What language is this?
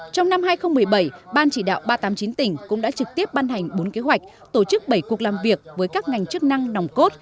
Vietnamese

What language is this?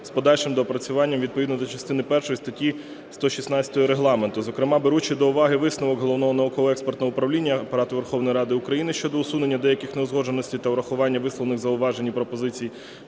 Ukrainian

